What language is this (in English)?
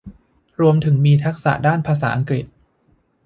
Thai